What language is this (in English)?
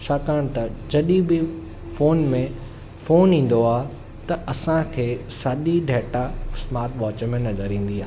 Sindhi